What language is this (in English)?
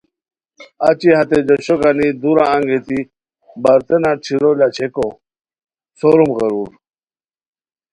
Khowar